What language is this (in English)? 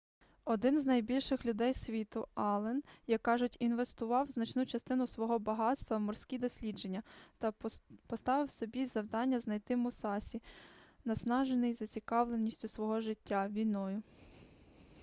Ukrainian